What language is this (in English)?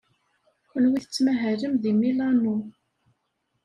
Kabyle